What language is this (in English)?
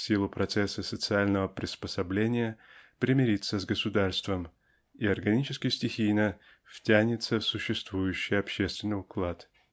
Russian